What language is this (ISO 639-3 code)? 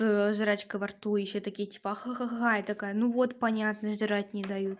rus